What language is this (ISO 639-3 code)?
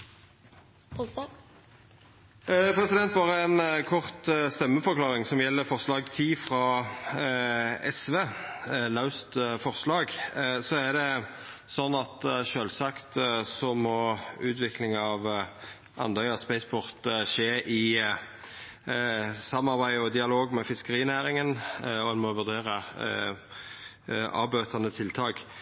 nno